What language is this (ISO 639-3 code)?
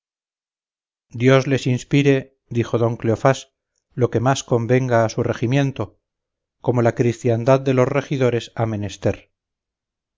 spa